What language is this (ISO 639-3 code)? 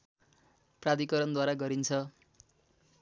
nep